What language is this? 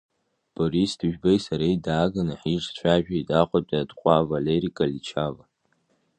Abkhazian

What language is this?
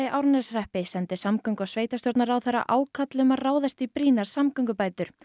Icelandic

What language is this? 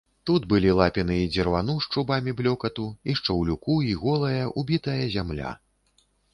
Belarusian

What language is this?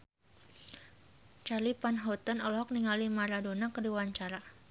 Sundanese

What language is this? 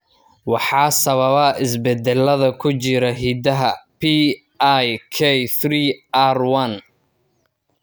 Somali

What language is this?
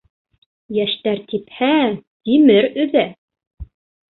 Bashkir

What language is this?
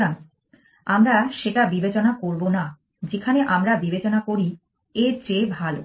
Bangla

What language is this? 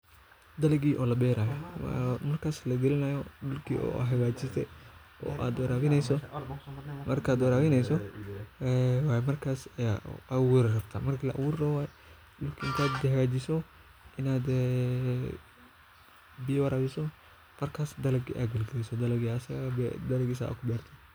Somali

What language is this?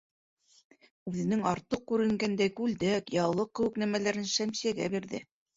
Bashkir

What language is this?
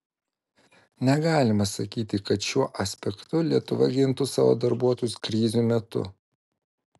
Lithuanian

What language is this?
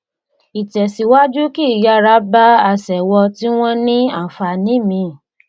Yoruba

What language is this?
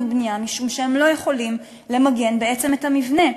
Hebrew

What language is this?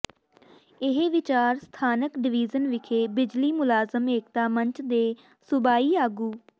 Punjabi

